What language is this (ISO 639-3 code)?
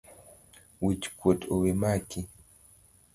luo